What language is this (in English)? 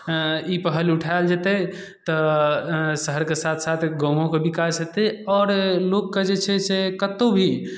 Maithili